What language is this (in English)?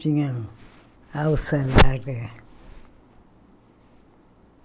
Portuguese